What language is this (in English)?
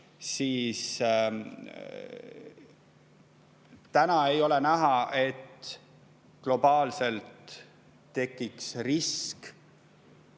Estonian